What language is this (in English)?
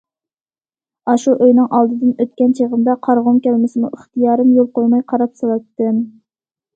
Uyghur